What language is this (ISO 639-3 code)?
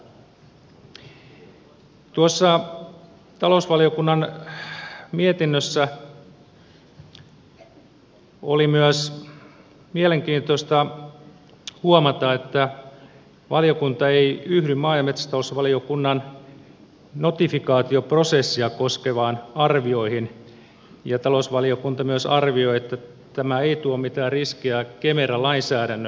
fin